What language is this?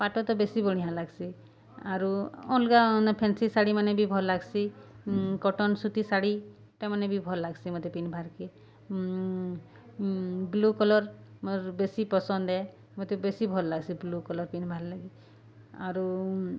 Odia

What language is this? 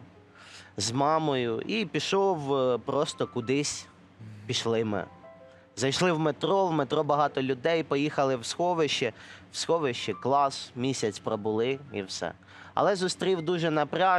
Ukrainian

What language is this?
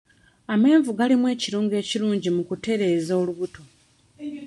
Ganda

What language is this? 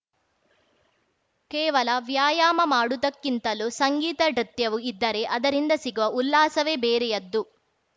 Kannada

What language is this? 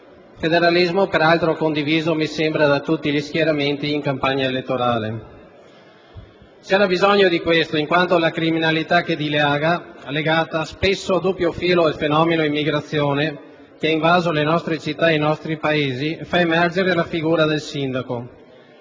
Italian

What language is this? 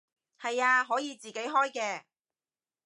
Cantonese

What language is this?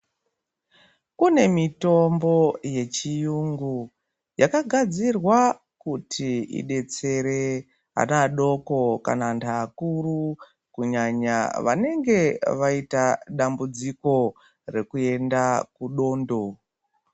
Ndau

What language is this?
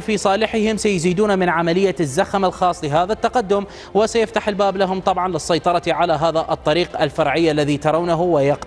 Arabic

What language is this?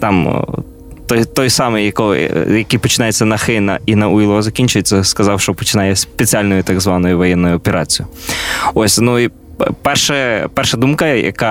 Ukrainian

